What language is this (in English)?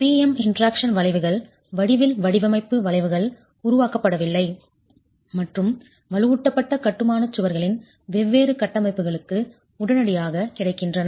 Tamil